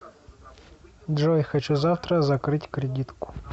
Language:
Russian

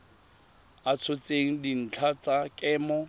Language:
Tswana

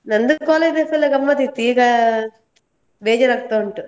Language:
Kannada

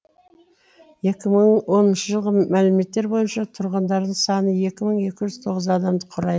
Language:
Kazakh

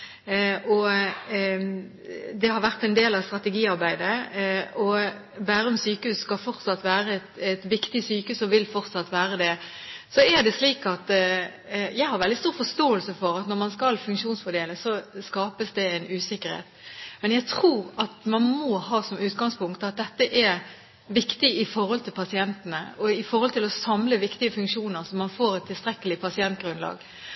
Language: Norwegian Bokmål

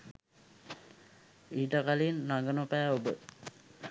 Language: Sinhala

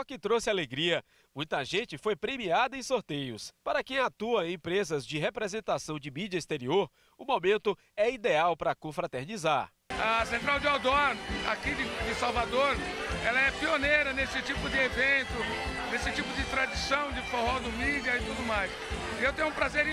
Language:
Portuguese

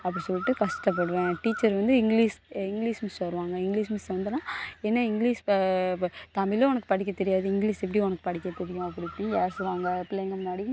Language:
Tamil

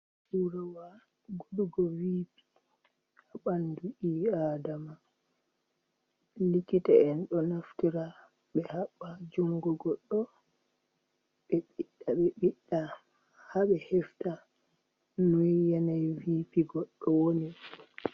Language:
Fula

